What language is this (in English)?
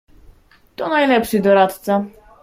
Polish